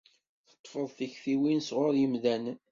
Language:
Kabyle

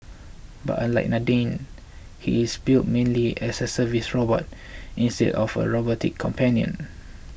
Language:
English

